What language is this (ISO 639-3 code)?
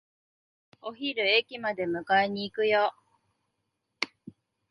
jpn